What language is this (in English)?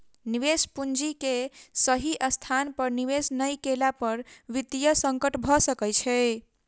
Maithili